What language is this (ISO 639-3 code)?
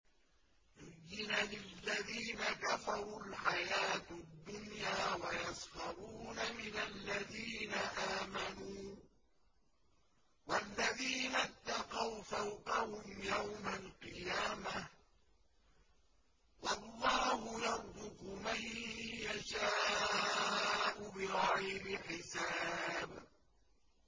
ara